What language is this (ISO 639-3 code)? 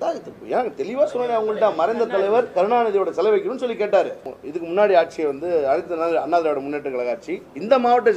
ara